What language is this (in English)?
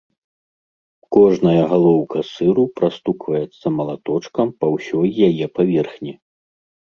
Belarusian